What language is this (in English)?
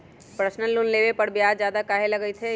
Magahi